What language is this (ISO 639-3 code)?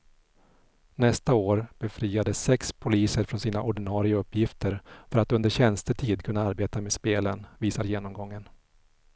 swe